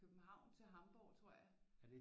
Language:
Danish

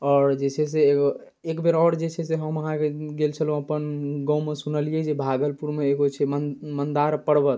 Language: Maithili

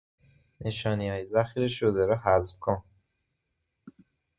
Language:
Persian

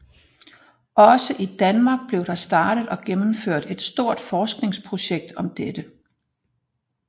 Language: Danish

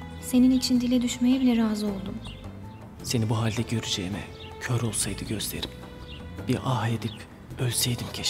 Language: Turkish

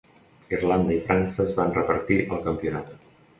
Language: Catalan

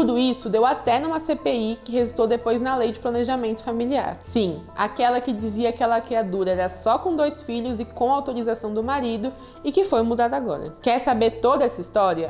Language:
Portuguese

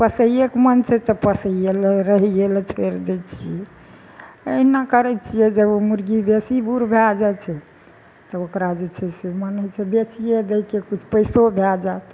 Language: Maithili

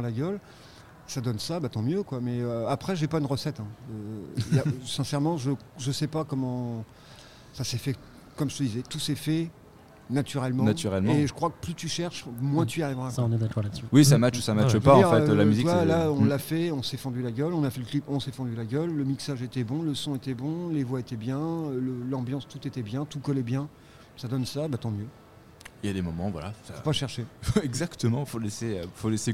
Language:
French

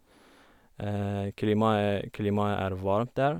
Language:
Norwegian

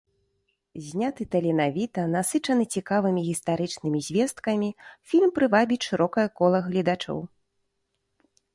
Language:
Belarusian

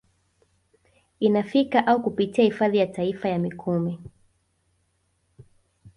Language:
Swahili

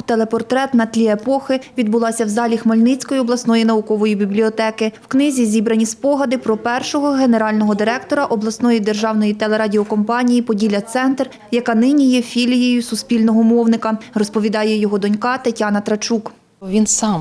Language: Ukrainian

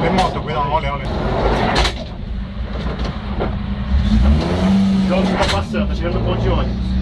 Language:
Portuguese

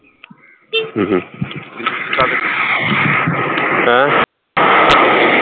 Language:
Punjabi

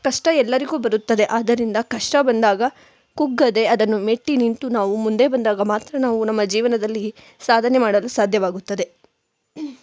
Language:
Kannada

